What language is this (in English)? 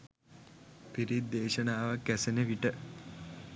Sinhala